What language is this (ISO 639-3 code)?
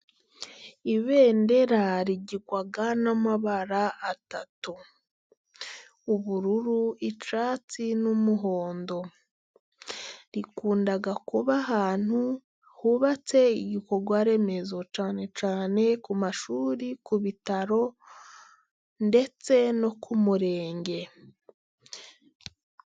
kin